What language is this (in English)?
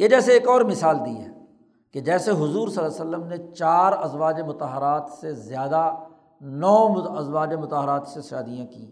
Urdu